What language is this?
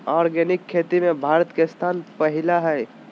Magahi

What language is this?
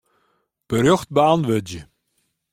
Western Frisian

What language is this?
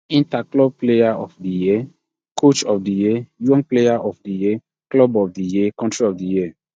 Nigerian Pidgin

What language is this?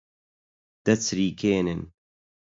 Central Kurdish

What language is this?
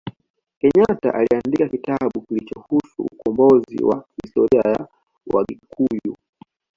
Swahili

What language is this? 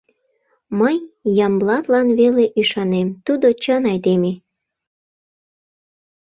Mari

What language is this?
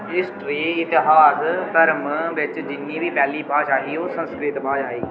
Dogri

